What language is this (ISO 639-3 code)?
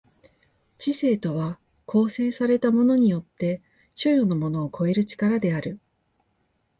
jpn